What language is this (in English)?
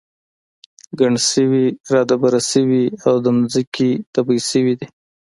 Pashto